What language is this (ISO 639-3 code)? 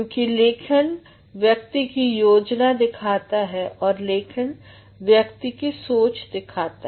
hin